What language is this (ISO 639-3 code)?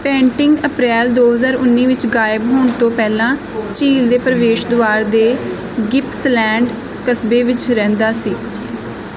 pan